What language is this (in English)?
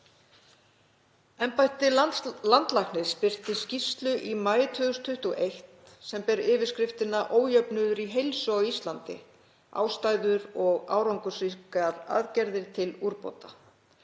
Icelandic